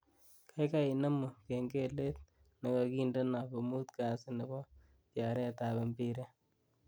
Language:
Kalenjin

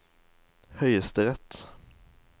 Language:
Norwegian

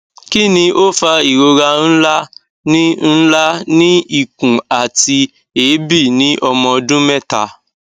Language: Yoruba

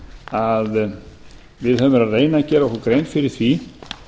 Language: Icelandic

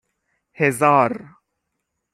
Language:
Persian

